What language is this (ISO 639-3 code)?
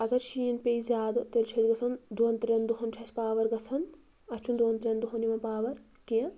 kas